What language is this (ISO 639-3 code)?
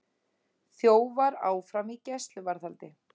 isl